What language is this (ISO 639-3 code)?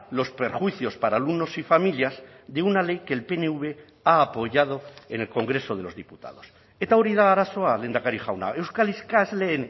spa